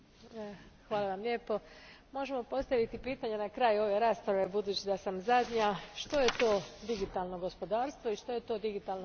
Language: Croatian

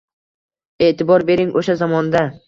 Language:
Uzbek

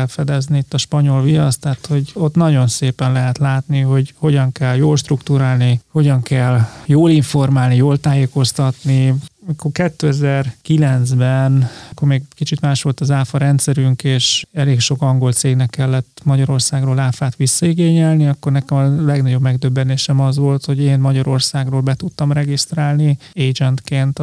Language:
Hungarian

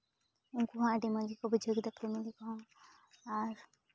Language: Santali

